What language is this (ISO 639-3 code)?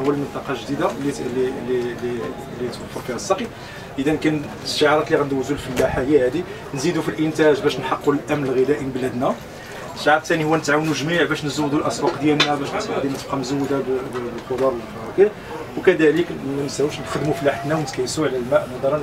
ara